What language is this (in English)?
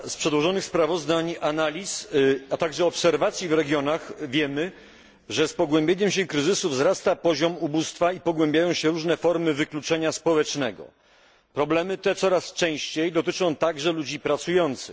Polish